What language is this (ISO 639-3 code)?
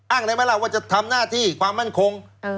tha